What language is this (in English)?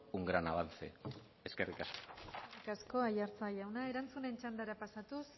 Basque